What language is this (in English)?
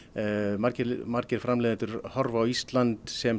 Icelandic